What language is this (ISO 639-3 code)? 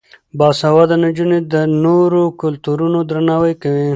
pus